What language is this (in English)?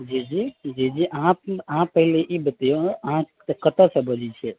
Maithili